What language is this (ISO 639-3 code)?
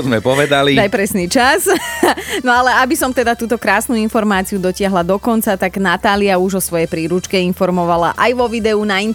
slk